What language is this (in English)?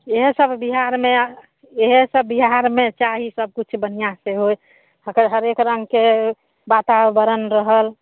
Maithili